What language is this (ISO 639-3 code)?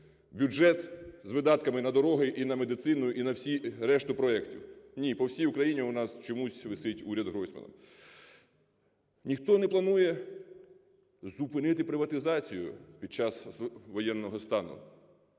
ukr